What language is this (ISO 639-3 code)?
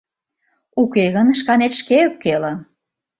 chm